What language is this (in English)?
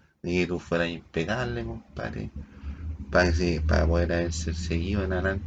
Spanish